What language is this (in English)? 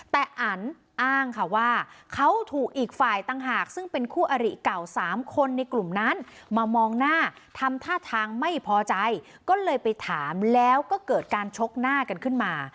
Thai